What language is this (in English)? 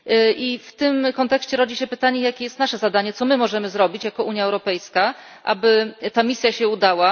Polish